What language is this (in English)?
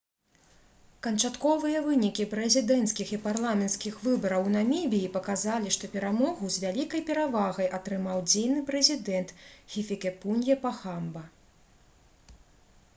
Belarusian